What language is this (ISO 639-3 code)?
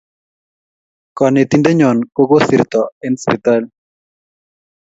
kln